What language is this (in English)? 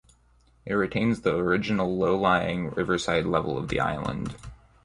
English